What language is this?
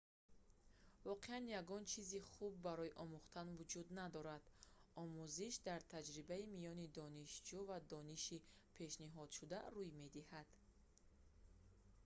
Tajik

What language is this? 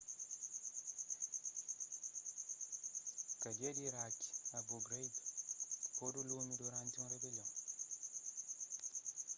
Kabuverdianu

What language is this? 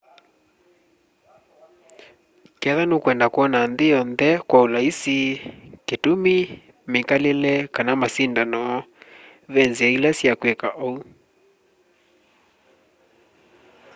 Kamba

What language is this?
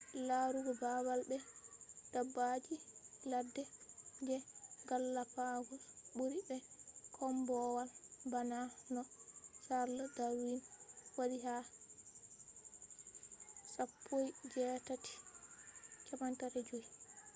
Fula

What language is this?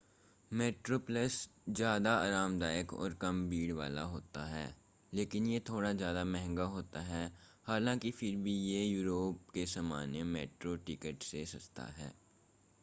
Hindi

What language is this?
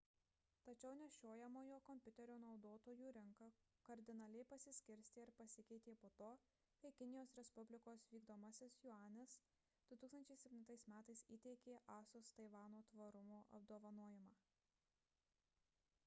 Lithuanian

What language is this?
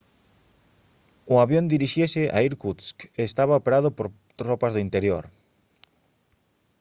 Galician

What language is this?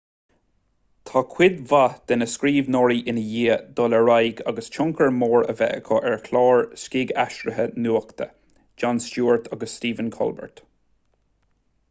Irish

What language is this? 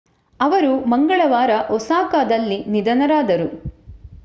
Kannada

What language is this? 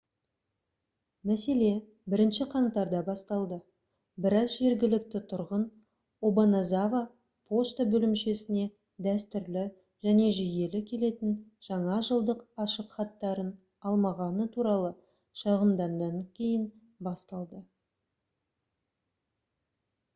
Kazakh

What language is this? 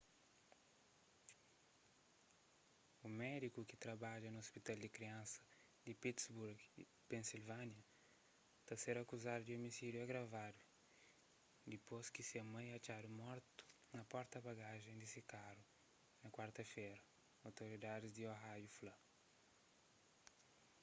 Kabuverdianu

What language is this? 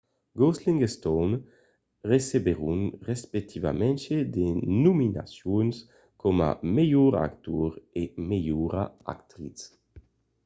Occitan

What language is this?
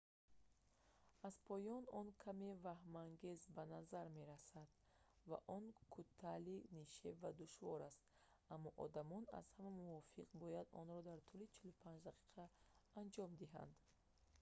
Tajik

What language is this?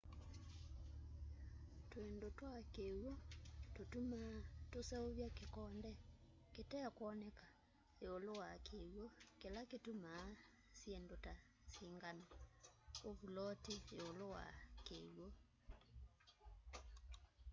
Kamba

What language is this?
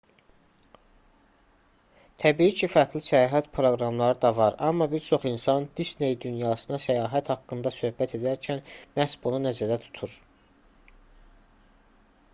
Azerbaijani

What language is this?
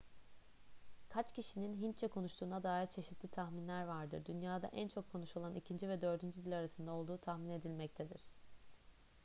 Turkish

